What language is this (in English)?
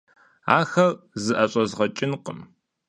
Kabardian